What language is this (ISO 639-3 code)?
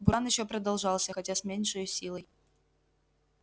rus